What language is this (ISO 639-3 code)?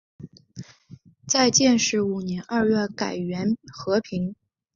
zho